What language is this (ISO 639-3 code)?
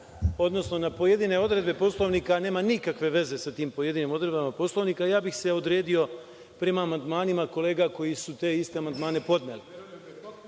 srp